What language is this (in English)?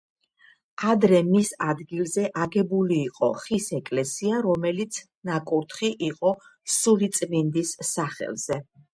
Georgian